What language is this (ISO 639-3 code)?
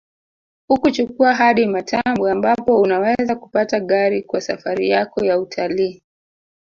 swa